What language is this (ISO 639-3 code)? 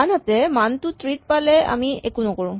asm